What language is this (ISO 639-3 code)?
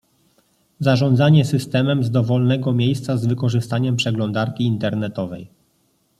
pol